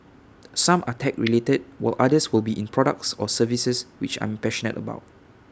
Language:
English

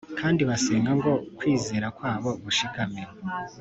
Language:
Kinyarwanda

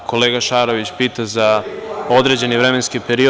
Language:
Serbian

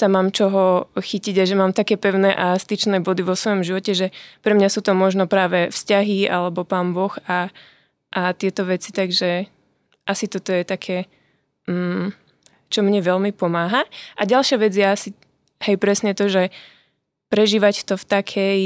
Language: Slovak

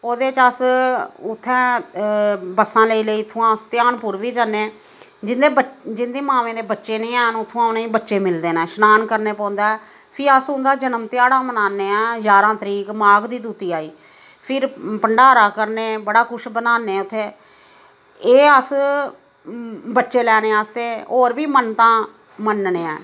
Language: Dogri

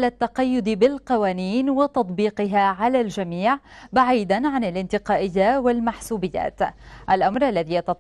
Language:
Arabic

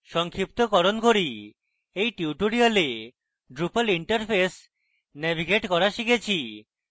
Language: Bangla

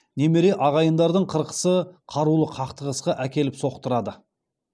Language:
Kazakh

